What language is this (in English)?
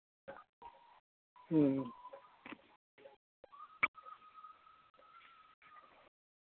Santali